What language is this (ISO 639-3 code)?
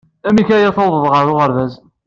kab